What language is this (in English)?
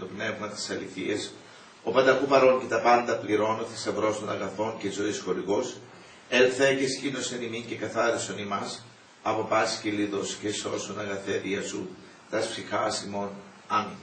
Greek